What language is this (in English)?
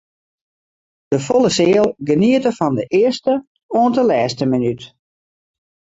Western Frisian